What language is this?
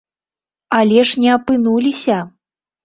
Belarusian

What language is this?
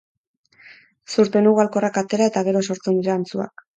Basque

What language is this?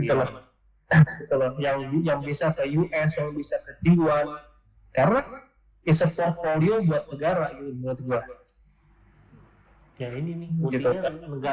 Indonesian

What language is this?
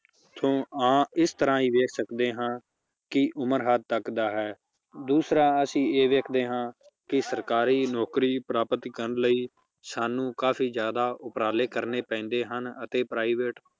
Punjabi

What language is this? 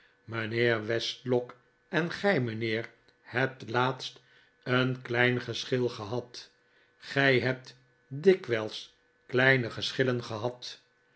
Dutch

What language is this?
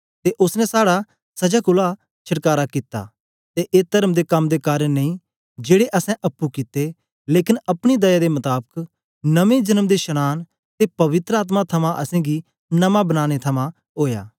Dogri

